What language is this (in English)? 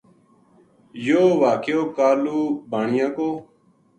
Gujari